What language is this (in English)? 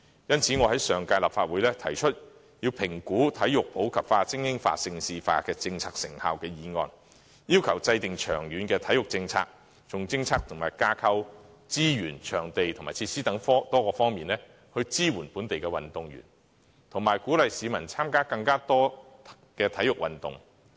Cantonese